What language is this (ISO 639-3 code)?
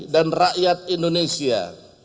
ind